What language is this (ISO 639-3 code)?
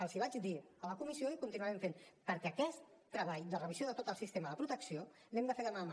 cat